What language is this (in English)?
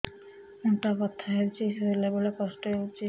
Odia